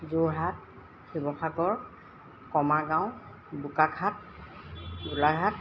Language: Assamese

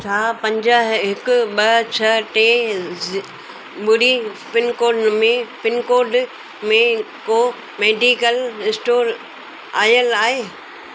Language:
Sindhi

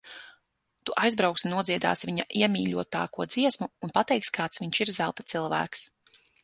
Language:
Latvian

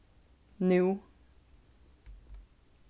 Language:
Faroese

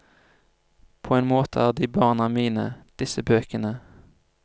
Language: Norwegian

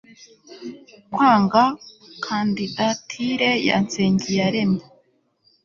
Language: Kinyarwanda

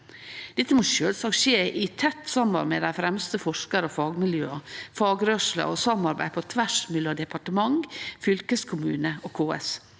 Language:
Norwegian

